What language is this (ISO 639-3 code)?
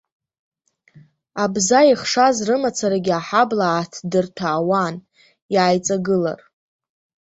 abk